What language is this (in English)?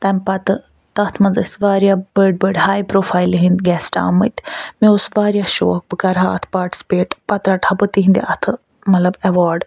Kashmiri